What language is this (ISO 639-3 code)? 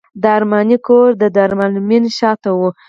pus